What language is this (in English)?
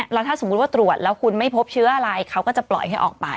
Thai